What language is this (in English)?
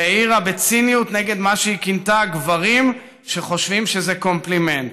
Hebrew